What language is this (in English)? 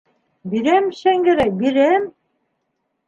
Bashkir